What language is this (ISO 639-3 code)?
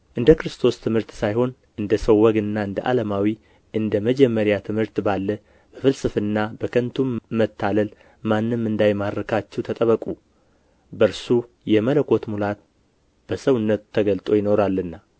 amh